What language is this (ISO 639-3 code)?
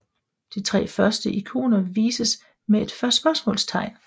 dan